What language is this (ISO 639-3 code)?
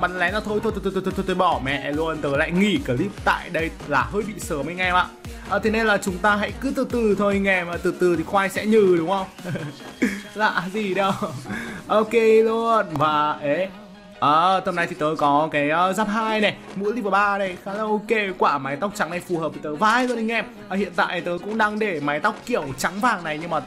vie